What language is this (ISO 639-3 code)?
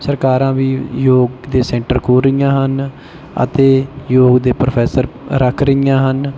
pan